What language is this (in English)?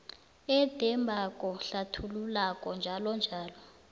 South Ndebele